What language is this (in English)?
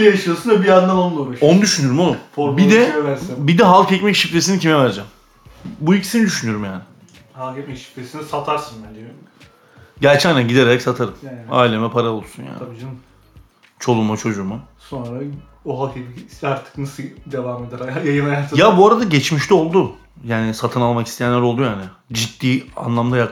Turkish